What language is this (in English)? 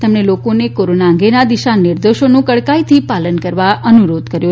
Gujarati